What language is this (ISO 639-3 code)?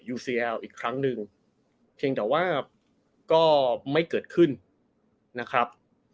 tha